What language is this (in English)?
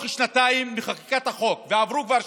Hebrew